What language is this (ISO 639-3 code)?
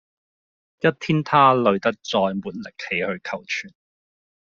yue